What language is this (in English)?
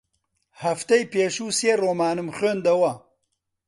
Central Kurdish